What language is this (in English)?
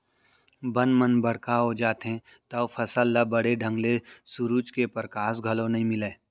Chhattisgarhi